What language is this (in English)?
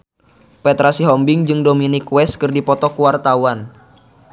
Sundanese